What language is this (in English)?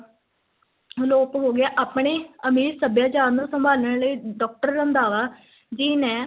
Punjabi